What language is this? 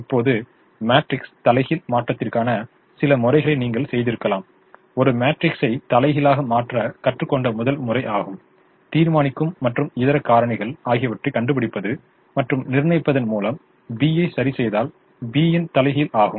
Tamil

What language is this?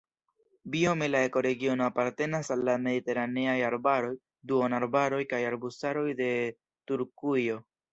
Esperanto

